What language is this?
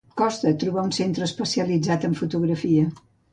Catalan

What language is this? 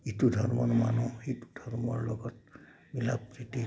Assamese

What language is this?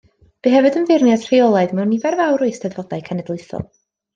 Welsh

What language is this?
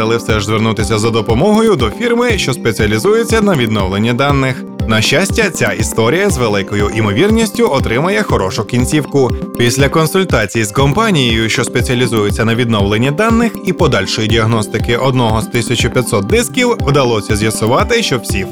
Ukrainian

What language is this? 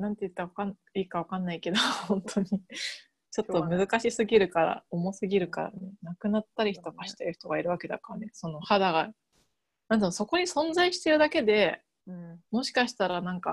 Japanese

